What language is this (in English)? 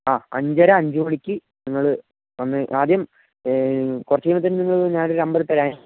Malayalam